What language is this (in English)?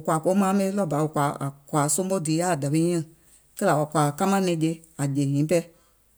Gola